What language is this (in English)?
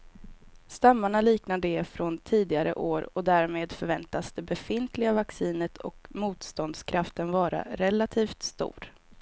Swedish